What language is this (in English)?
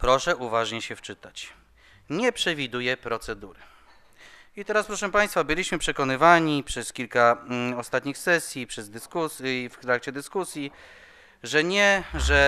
Polish